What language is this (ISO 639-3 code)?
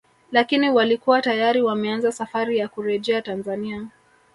swa